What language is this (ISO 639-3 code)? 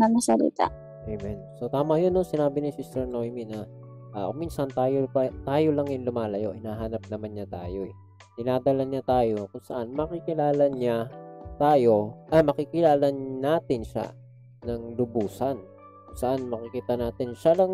fil